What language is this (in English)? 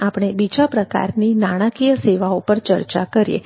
Gujarati